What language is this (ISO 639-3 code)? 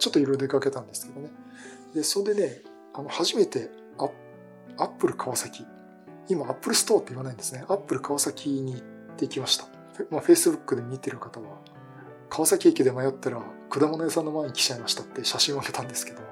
jpn